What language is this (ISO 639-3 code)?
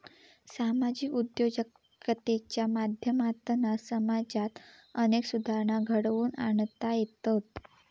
mar